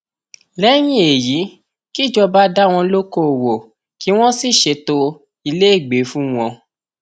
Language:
Yoruba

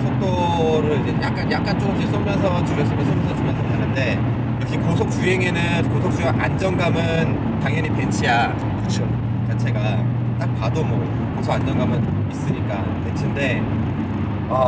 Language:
Korean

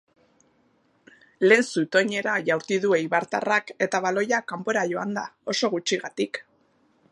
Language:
Basque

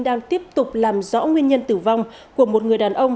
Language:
Vietnamese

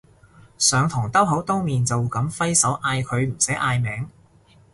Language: Cantonese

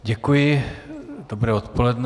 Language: Czech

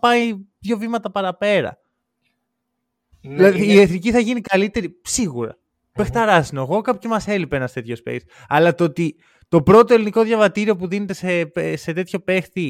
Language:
Greek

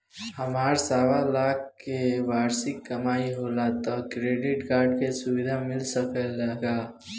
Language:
Bhojpuri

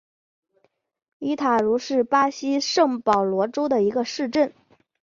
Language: Chinese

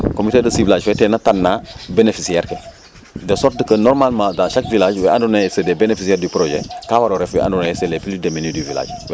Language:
Serer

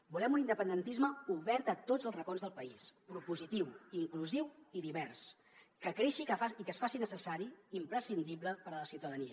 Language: Catalan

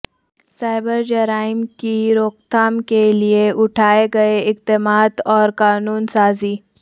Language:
Urdu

